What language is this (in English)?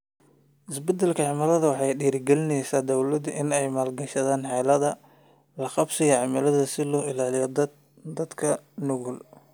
Somali